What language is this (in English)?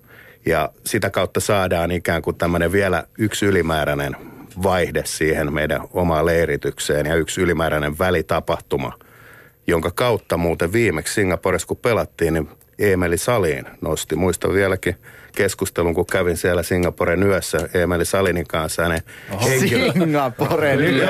Finnish